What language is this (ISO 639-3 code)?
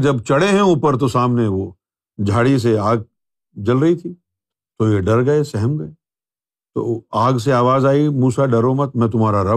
urd